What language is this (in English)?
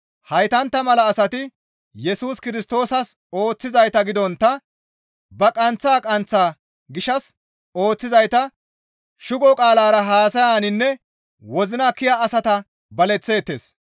Gamo